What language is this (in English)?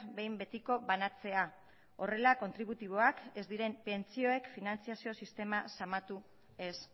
Basque